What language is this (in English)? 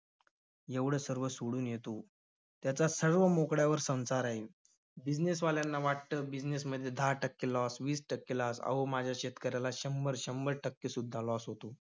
Marathi